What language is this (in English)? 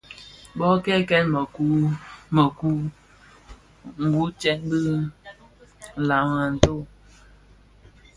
Bafia